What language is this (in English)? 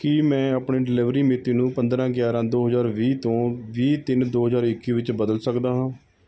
Punjabi